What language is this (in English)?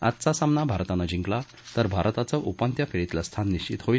Marathi